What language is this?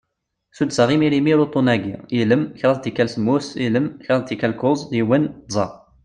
Kabyle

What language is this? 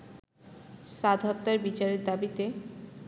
Bangla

